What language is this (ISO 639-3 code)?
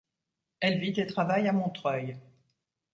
fra